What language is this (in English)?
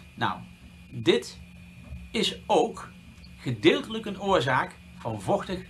Dutch